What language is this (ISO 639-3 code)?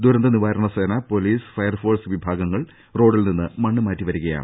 mal